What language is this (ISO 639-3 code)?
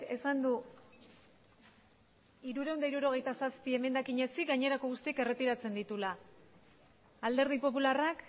eus